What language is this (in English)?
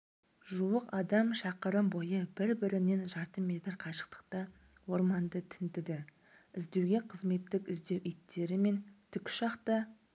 Kazakh